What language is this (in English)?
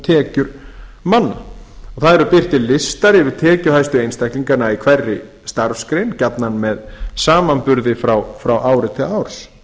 Icelandic